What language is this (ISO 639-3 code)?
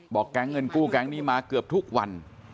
tha